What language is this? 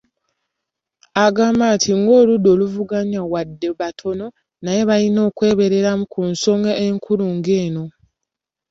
Ganda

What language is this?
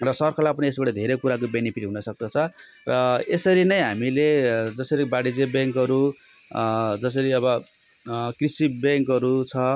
Nepali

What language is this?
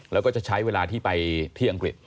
Thai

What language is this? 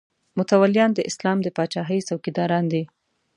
Pashto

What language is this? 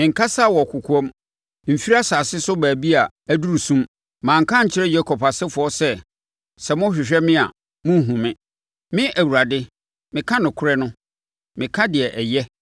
Akan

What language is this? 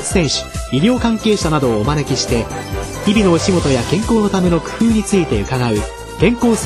Japanese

